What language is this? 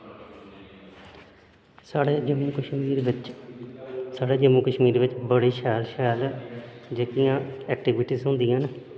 Dogri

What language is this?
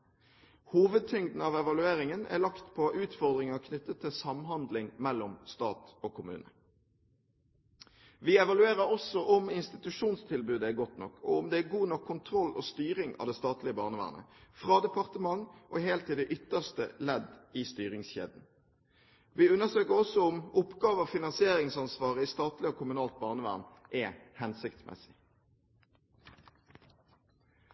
Norwegian Bokmål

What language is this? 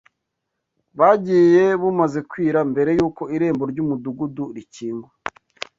Kinyarwanda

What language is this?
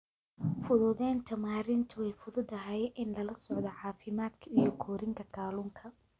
Somali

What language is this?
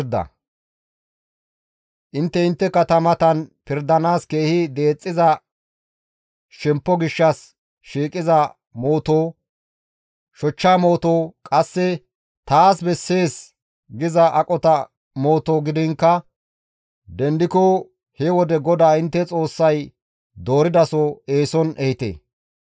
Gamo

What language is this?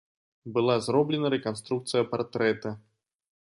Belarusian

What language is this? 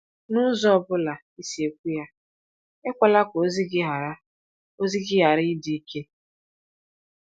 Igbo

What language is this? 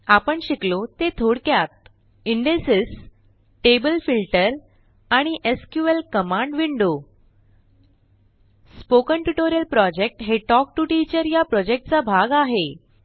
Marathi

